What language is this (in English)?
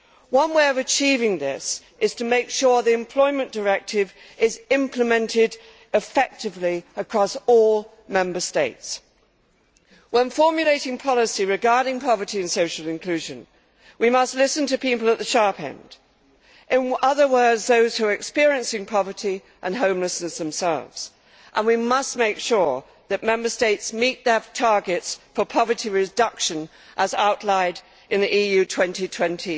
English